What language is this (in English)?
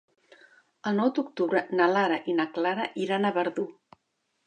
Catalan